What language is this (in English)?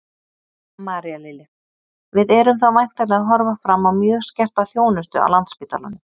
Icelandic